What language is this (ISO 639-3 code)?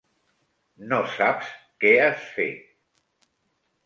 cat